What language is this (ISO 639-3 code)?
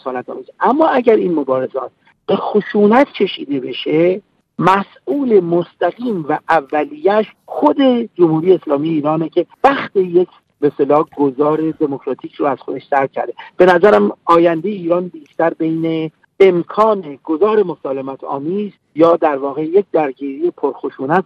fas